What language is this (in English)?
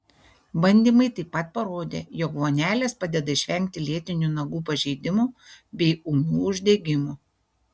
Lithuanian